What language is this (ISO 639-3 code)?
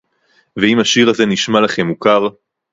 heb